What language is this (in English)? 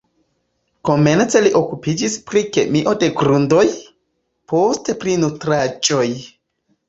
Esperanto